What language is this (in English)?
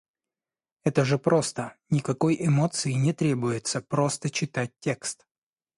Russian